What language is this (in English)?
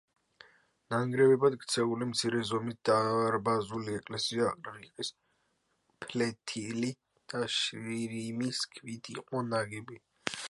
Georgian